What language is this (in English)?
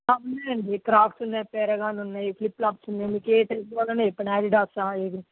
Telugu